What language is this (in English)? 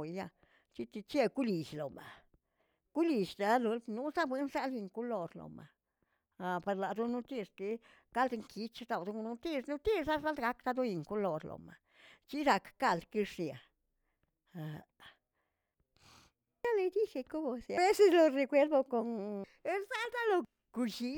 Tilquiapan Zapotec